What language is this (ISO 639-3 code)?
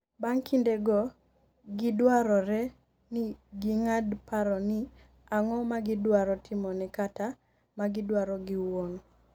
luo